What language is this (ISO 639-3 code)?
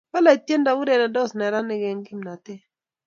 kln